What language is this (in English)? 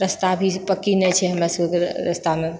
Maithili